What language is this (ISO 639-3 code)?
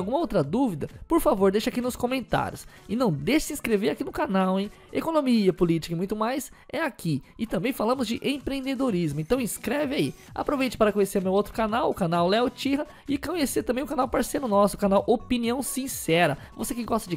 por